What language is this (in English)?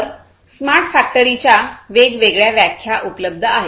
Marathi